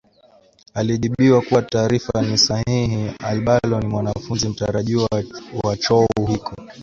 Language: Swahili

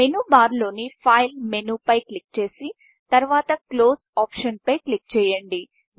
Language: Telugu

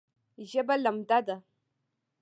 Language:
Pashto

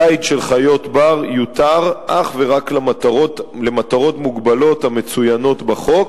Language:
Hebrew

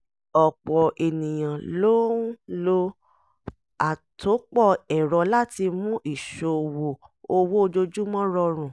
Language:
Yoruba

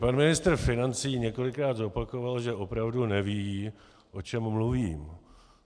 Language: Czech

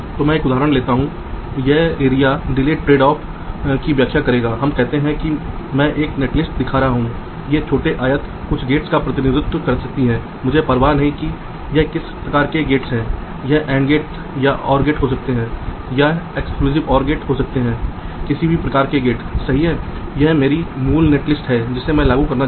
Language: Hindi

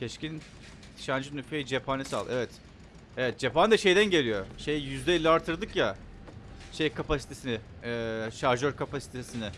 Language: Turkish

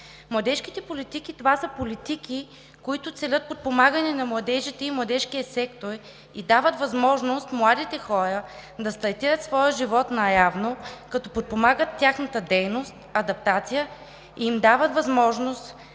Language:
Bulgarian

